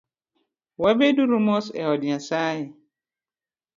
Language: Luo (Kenya and Tanzania)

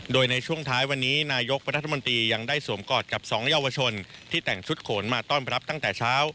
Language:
Thai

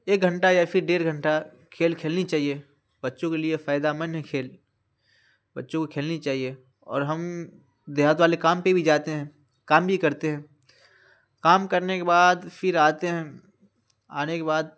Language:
Urdu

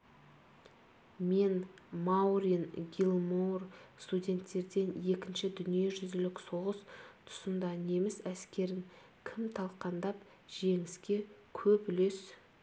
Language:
Kazakh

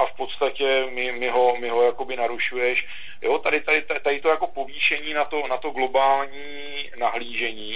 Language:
Czech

